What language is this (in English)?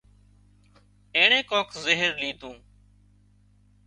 Wadiyara Koli